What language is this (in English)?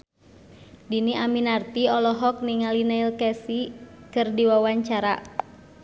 Sundanese